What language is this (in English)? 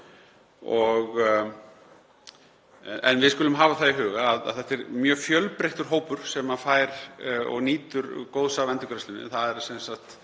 Icelandic